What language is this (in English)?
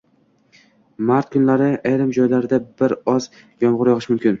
Uzbek